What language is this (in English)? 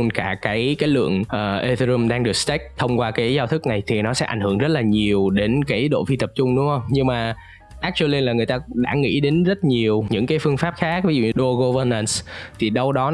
Vietnamese